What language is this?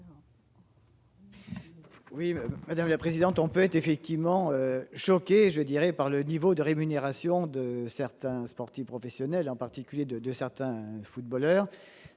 French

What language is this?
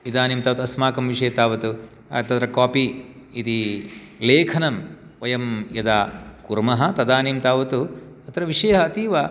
Sanskrit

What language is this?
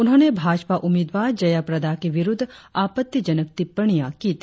Hindi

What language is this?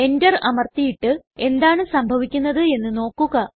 Malayalam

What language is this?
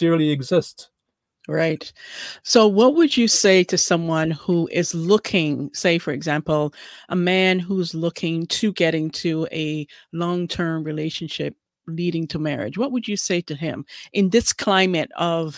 English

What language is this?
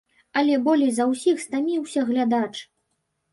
Belarusian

